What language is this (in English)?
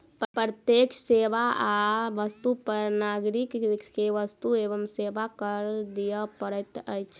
Maithili